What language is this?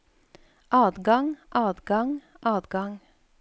Norwegian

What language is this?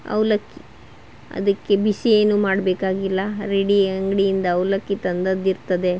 Kannada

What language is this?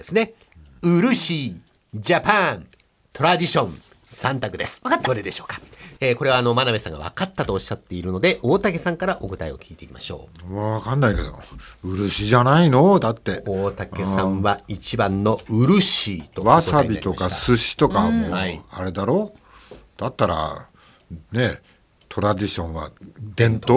Japanese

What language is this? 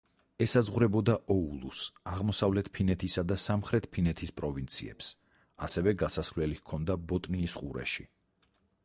Georgian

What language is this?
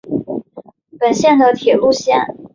Chinese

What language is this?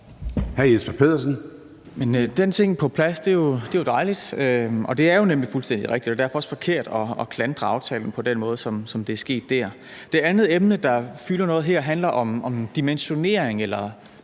Danish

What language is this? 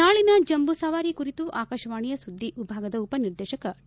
Kannada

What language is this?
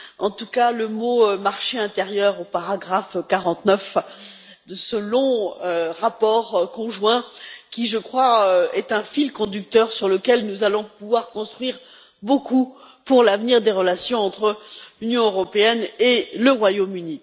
French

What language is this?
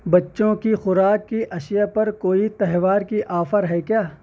Urdu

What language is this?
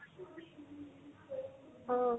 Assamese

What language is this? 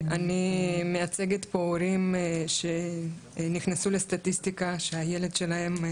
Hebrew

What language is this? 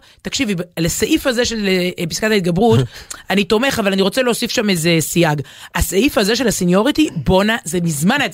Hebrew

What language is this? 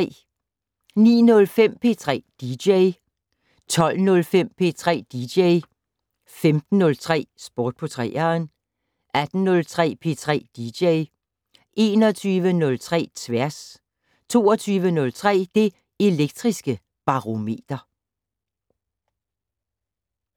Danish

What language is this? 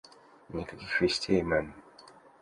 Russian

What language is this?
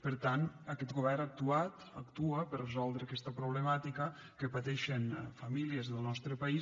Catalan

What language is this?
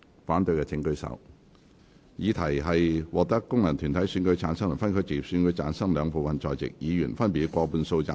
Cantonese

